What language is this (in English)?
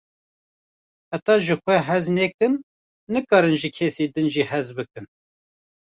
Kurdish